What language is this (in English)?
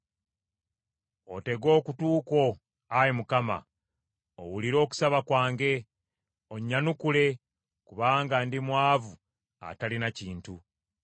Ganda